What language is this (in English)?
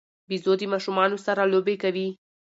Pashto